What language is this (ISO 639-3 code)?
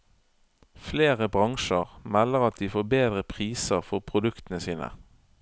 nor